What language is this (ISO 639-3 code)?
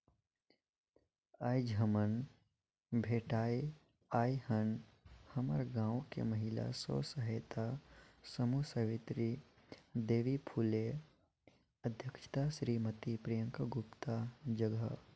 hne